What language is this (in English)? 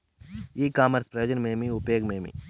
Telugu